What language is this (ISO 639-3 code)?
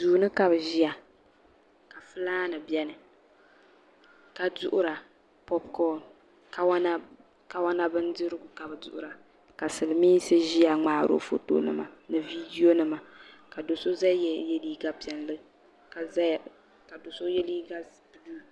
dag